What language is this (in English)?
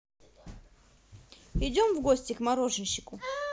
Russian